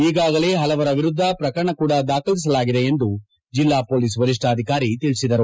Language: Kannada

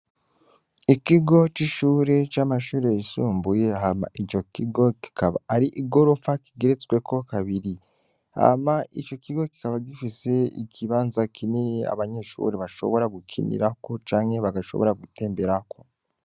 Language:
Rundi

